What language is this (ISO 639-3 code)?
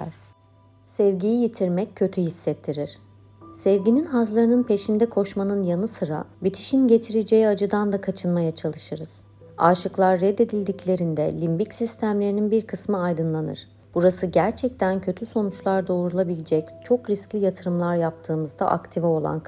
tur